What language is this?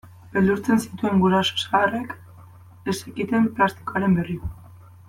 Basque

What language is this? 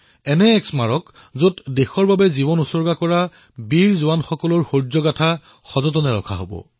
Assamese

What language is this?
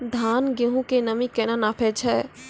Maithili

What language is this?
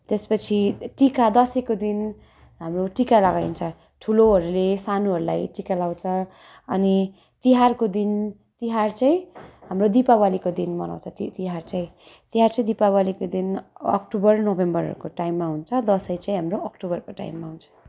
Nepali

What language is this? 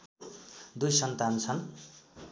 Nepali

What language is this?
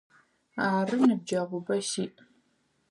Adyghe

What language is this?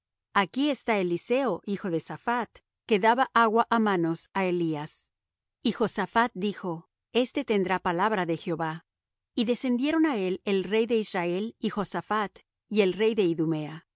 Spanish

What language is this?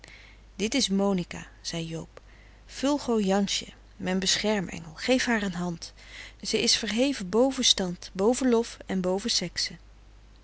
Dutch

